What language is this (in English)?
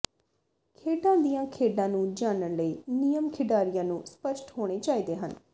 Punjabi